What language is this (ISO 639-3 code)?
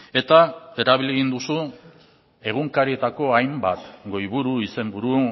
eus